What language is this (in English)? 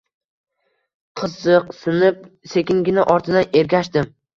Uzbek